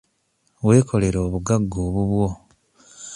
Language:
Ganda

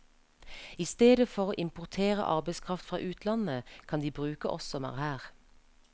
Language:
Norwegian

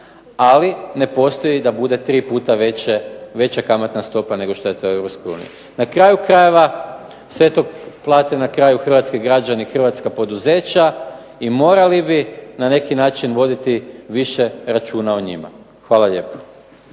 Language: Croatian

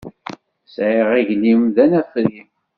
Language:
Kabyle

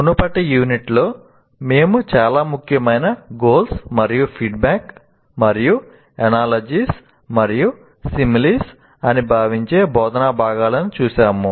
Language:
Telugu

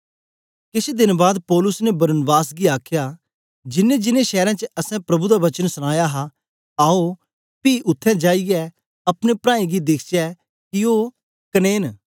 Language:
Dogri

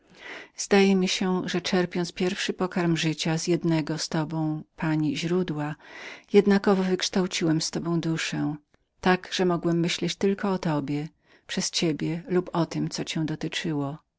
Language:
Polish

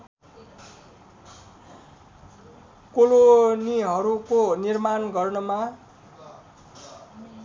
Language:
Nepali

